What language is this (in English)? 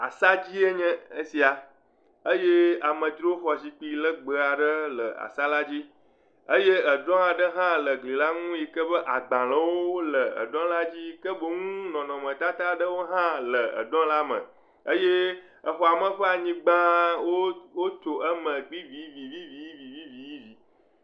Ewe